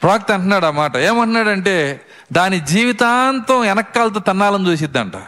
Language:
Telugu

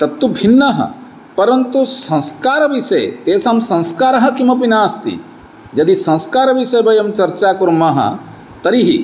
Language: Sanskrit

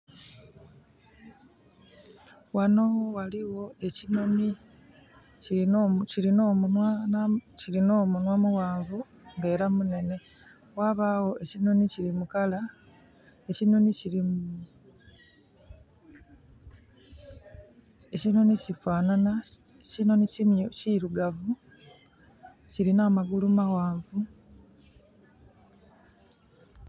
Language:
Soga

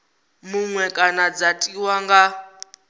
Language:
Venda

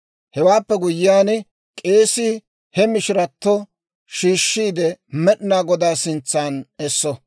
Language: Dawro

